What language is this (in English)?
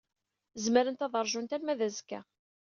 Kabyle